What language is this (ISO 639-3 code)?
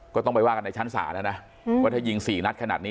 tha